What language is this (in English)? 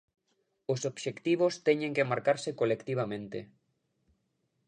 Galician